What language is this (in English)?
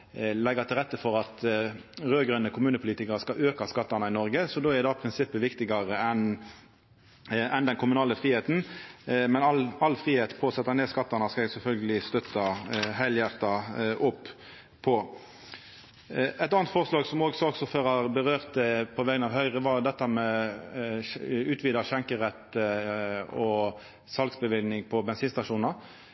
Norwegian Nynorsk